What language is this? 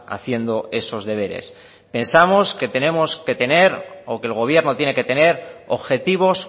Spanish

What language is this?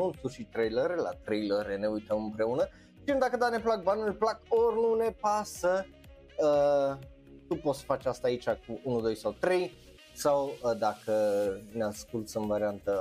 Romanian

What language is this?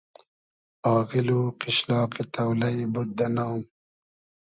Hazaragi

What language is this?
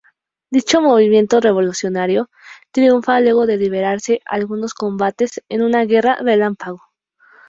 Spanish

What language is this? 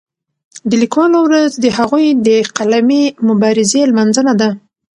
Pashto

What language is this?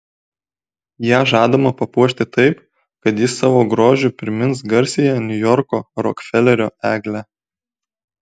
Lithuanian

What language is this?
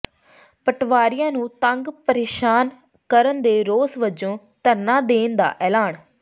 Punjabi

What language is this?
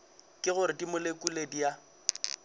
Northern Sotho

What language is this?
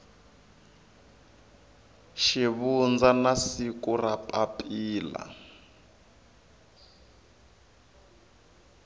Tsonga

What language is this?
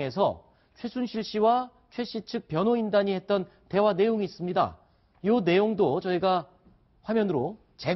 Korean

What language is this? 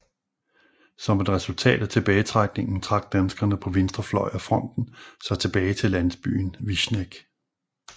Danish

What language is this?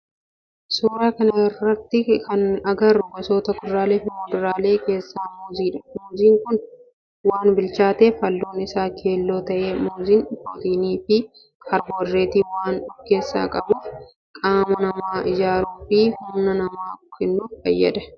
Oromo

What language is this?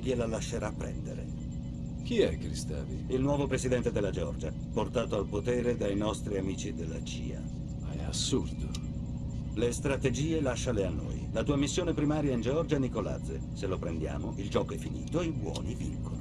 Italian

